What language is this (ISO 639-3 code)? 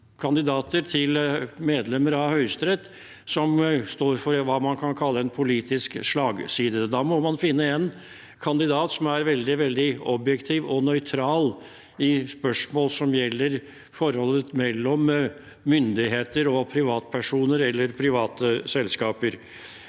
nor